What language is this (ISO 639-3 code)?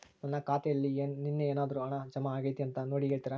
kan